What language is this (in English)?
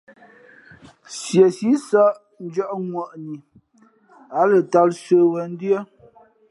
Fe'fe'